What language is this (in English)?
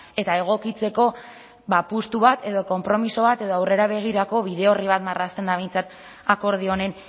Basque